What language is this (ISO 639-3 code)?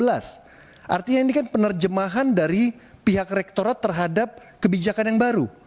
ind